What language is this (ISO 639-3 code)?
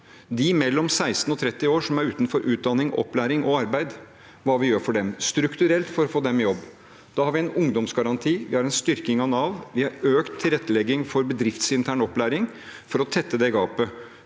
nor